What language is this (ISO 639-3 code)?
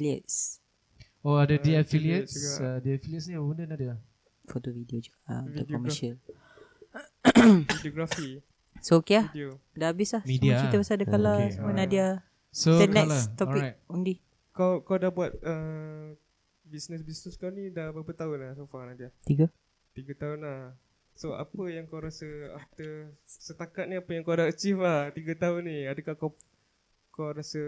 msa